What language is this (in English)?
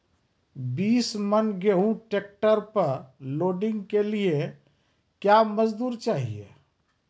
Maithili